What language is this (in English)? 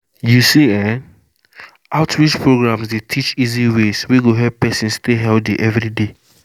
Nigerian Pidgin